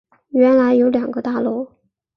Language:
Chinese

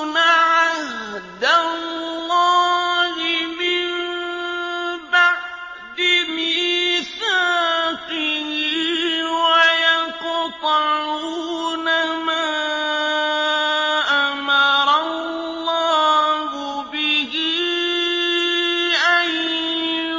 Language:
Arabic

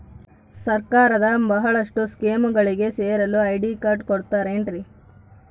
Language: Kannada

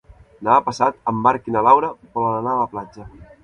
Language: Catalan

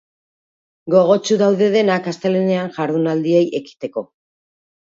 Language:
Basque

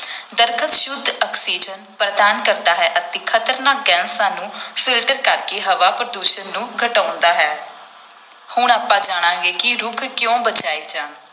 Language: Punjabi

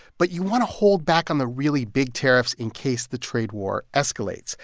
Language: English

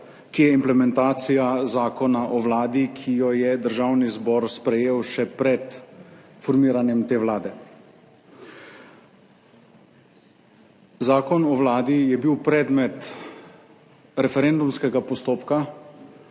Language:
Slovenian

